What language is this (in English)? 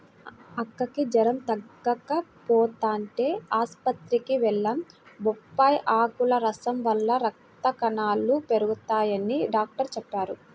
Telugu